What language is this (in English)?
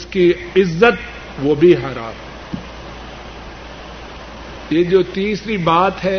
Urdu